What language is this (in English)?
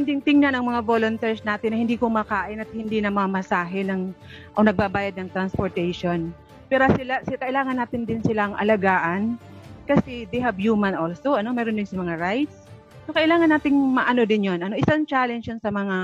Filipino